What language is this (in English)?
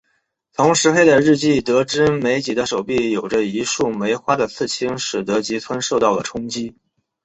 Chinese